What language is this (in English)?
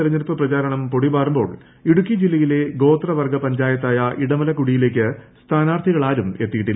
Malayalam